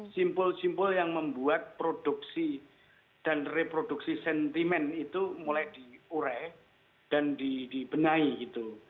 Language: Indonesian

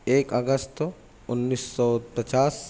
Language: Urdu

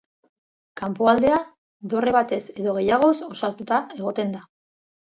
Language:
Basque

